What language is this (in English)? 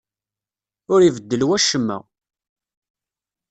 Kabyle